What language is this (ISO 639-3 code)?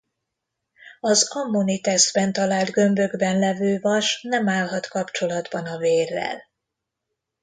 hun